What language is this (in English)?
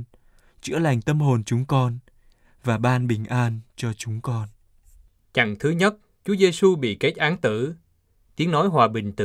Vietnamese